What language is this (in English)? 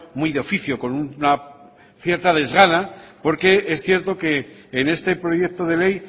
Spanish